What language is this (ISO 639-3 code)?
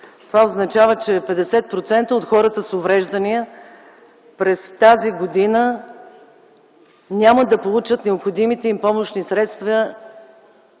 bul